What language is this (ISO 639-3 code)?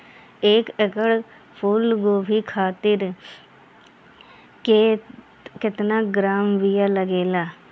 bho